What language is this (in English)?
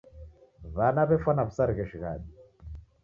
Taita